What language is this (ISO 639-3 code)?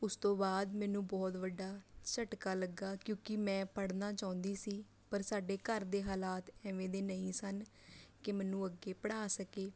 pan